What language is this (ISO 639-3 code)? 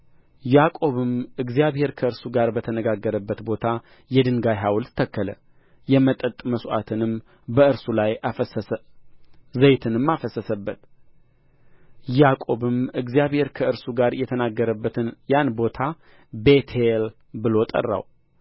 amh